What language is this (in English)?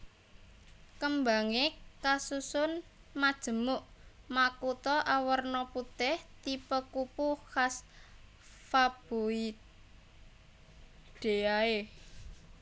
Javanese